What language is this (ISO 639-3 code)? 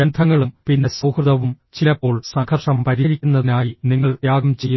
mal